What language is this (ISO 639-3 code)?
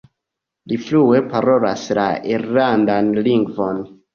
epo